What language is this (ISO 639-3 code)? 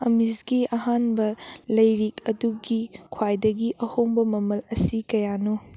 mni